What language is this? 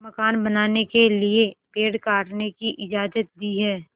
Hindi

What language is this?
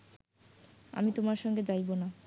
Bangla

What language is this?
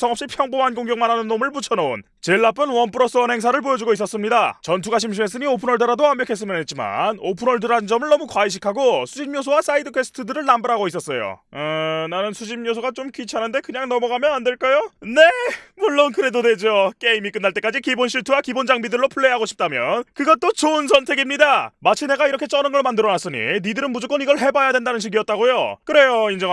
Korean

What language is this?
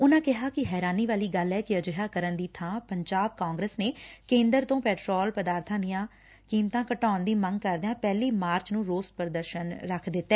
Punjabi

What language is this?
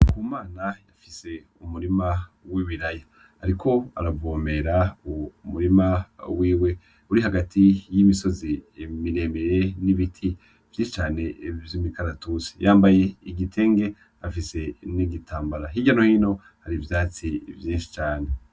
Rundi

